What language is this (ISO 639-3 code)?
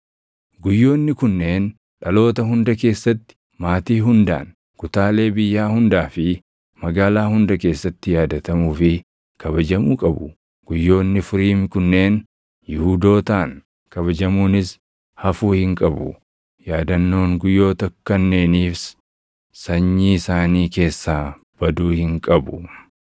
orm